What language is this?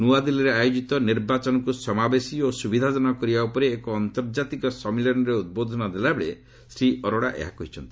Odia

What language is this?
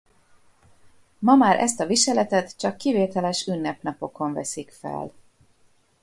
Hungarian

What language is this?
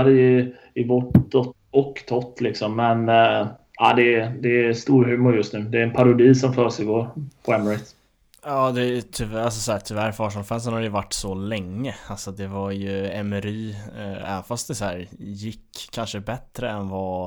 Swedish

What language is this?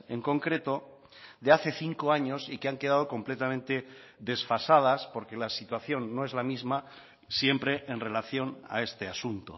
Spanish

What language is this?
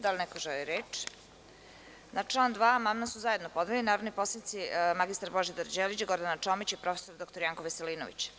Serbian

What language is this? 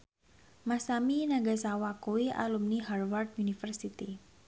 Javanese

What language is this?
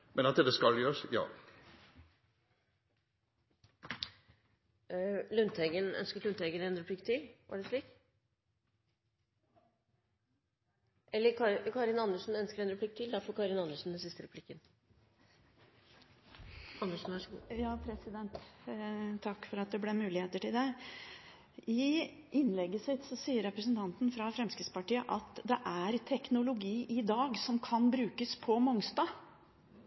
Norwegian Bokmål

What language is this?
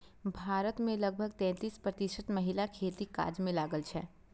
Maithili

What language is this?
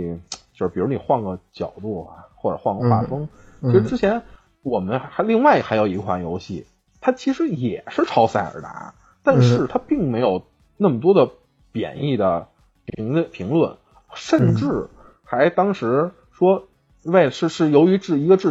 Chinese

